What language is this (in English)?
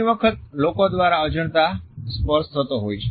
Gujarati